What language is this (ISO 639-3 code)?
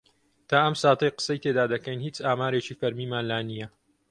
ckb